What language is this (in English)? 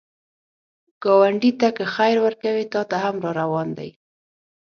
Pashto